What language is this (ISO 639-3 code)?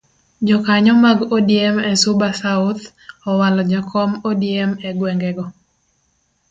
luo